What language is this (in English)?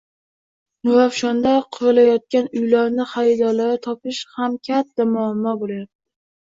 Uzbek